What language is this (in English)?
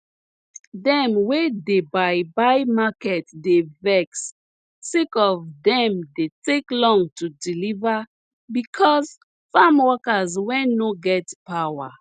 Nigerian Pidgin